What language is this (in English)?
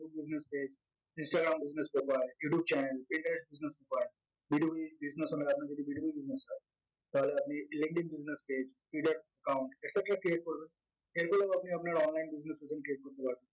Bangla